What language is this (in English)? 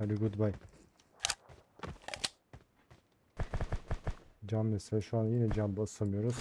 Turkish